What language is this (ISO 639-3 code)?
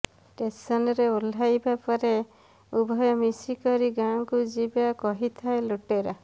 ori